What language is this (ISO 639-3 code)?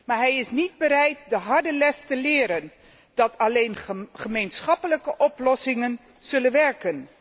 nld